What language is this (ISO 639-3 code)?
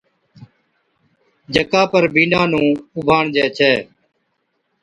odk